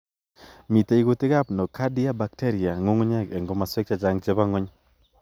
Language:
Kalenjin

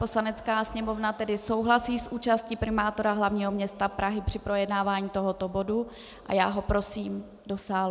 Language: Czech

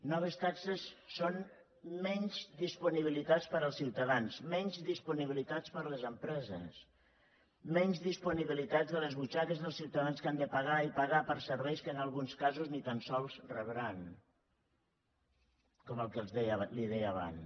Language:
Catalan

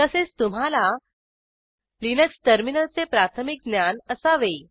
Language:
Marathi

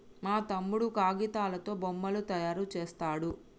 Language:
Telugu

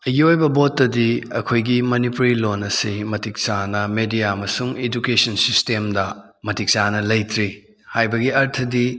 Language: Manipuri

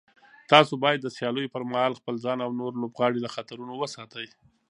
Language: Pashto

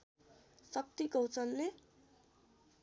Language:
Nepali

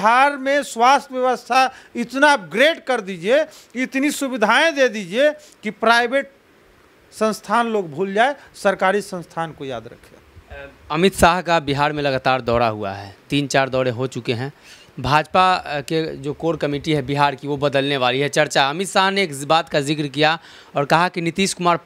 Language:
Hindi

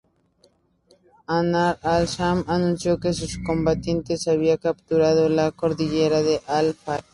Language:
Spanish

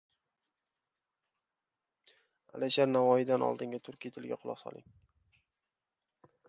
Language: Uzbek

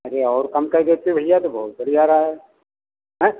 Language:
Hindi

